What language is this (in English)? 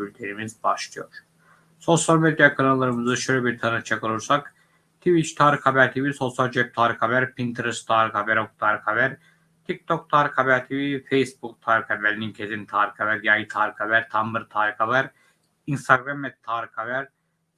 Turkish